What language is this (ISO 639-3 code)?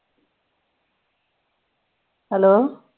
pan